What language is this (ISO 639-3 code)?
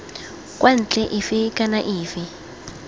tsn